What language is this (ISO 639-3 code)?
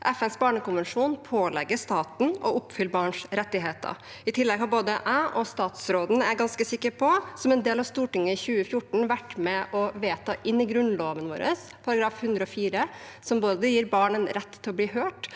nor